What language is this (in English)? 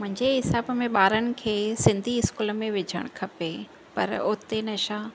Sindhi